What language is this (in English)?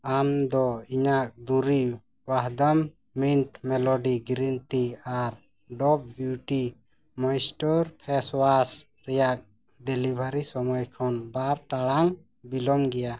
Santali